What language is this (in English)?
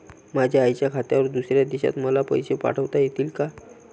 Marathi